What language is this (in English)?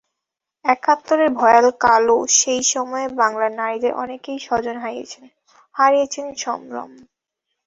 Bangla